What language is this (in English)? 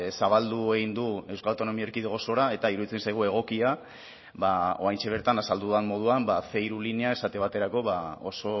Basque